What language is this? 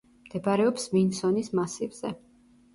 Georgian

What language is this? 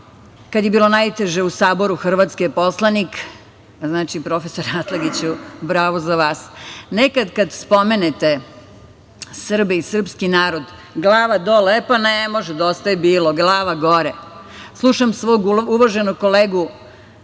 Serbian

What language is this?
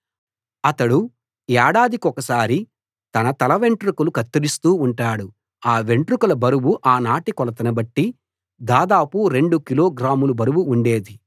Telugu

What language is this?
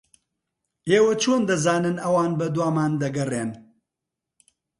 Central Kurdish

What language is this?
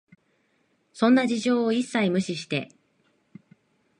Japanese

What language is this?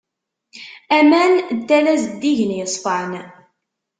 Kabyle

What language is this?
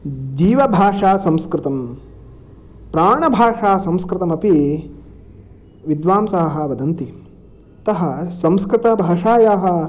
Sanskrit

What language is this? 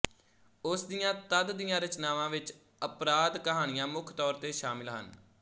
Punjabi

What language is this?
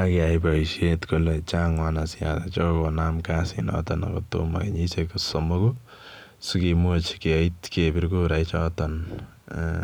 Kalenjin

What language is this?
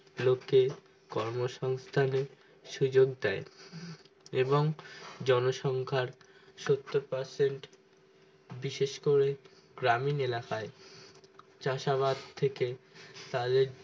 Bangla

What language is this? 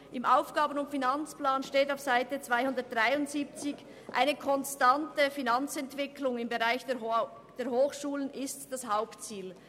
Swiss German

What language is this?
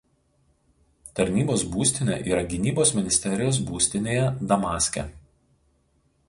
Lithuanian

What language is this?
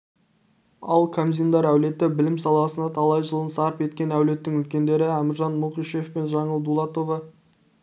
Kazakh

